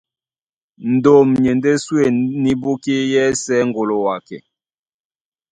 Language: Duala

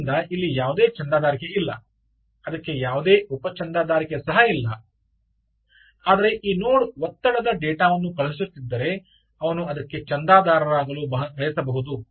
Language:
Kannada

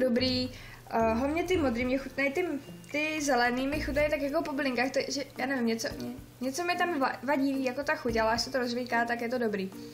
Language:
Czech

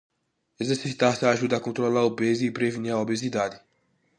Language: Portuguese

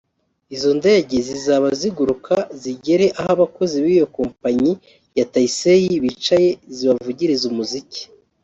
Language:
Kinyarwanda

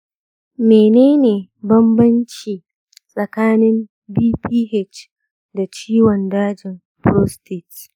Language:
Hausa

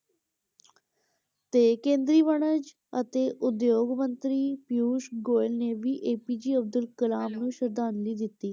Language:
Punjabi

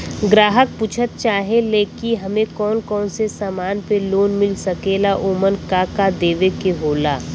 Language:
Bhojpuri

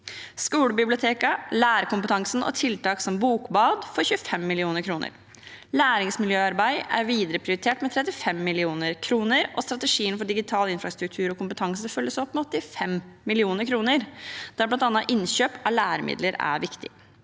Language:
Norwegian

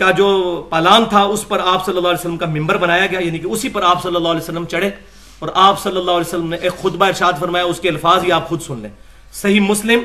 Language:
Urdu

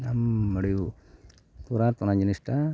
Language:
Santali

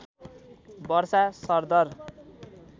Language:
Nepali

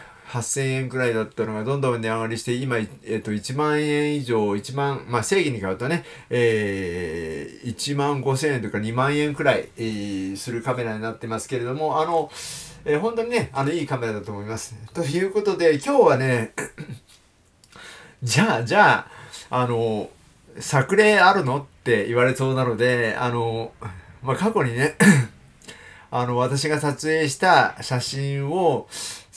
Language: Japanese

